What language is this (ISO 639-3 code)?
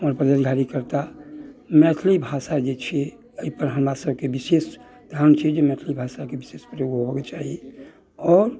mai